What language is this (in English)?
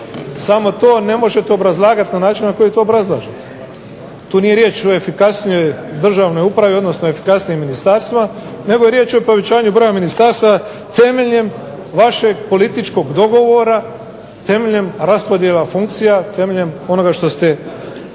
Croatian